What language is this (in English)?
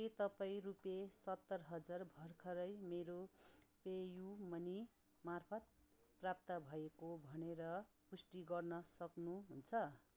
Nepali